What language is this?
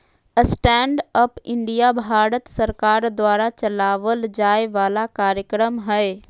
Magahi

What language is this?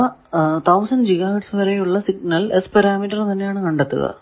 Malayalam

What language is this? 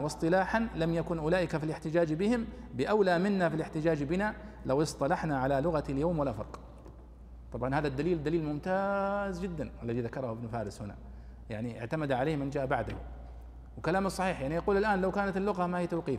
Arabic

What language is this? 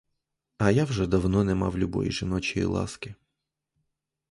Ukrainian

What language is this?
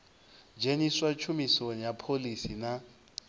Venda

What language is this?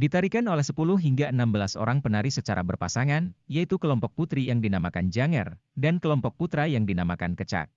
Indonesian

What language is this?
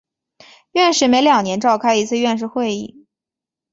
Chinese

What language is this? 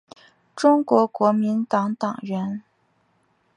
Chinese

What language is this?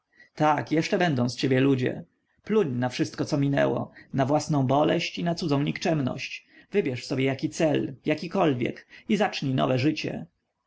Polish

